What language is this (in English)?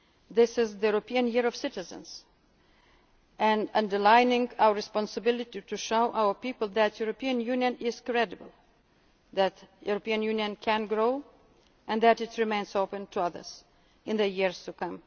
English